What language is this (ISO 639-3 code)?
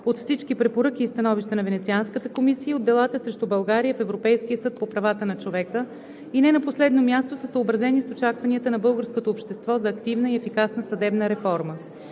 bul